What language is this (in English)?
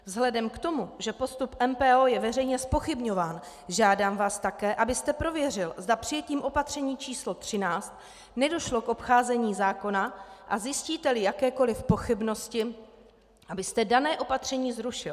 Czech